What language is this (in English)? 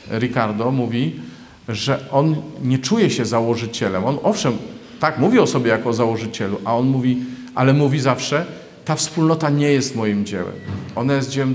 Polish